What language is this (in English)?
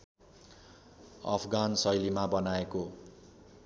Nepali